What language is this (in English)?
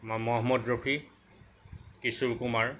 Assamese